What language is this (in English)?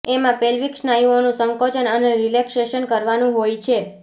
Gujarati